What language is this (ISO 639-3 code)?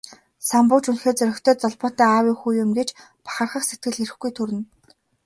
mon